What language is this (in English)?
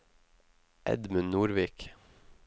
Norwegian